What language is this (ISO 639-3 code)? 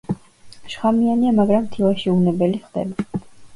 kat